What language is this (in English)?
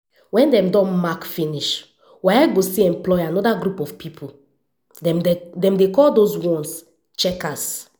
Nigerian Pidgin